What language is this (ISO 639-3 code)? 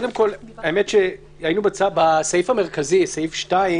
heb